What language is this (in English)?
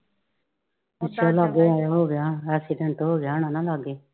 Punjabi